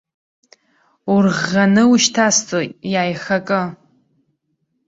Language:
Abkhazian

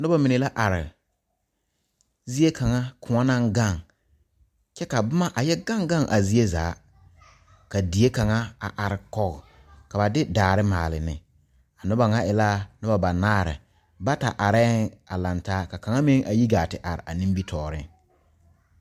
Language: Southern Dagaare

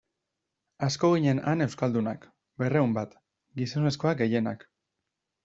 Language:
Basque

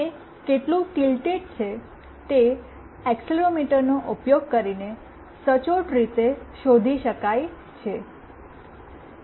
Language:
Gujarati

